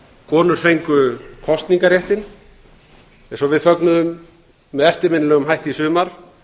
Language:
Icelandic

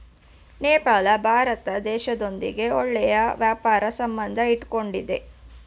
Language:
Kannada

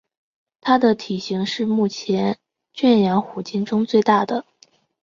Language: Chinese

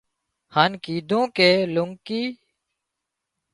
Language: Wadiyara Koli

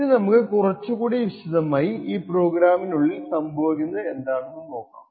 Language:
Malayalam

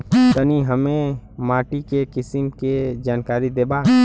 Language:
Bhojpuri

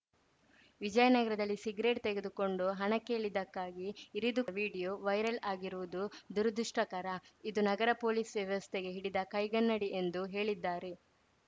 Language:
Kannada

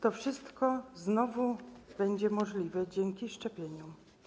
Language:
Polish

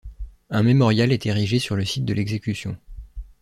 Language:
French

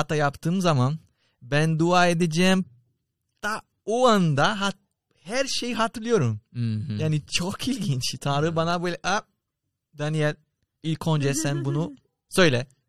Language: Turkish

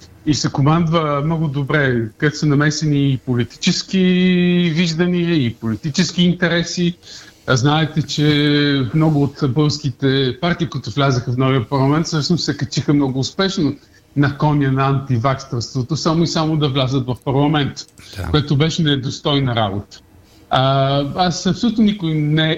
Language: Bulgarian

